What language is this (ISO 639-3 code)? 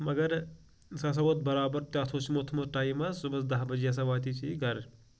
kas